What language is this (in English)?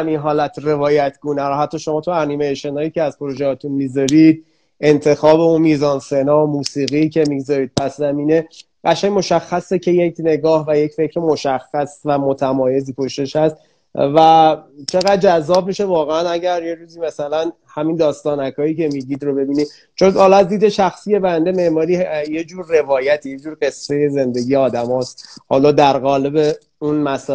Persian